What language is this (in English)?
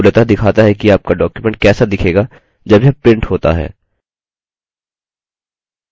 Hindi